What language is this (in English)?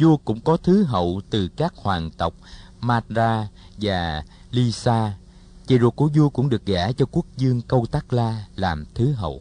Vietnamese